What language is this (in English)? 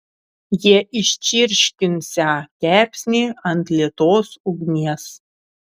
Lithuanian